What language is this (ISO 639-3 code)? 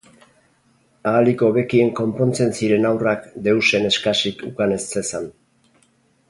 eus